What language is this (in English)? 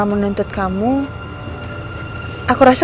Indonesian